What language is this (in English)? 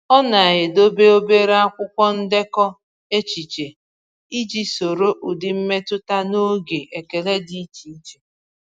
Igbo